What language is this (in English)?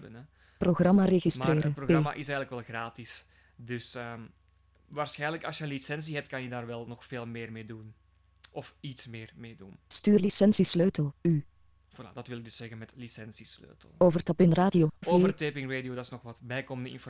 Dutch